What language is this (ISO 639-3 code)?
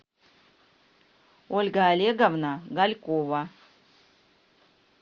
rus